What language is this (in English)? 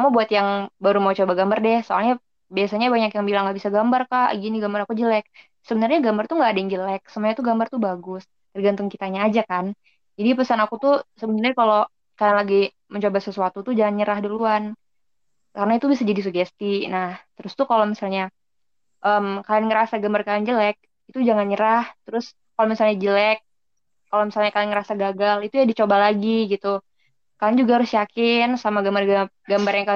Indonesian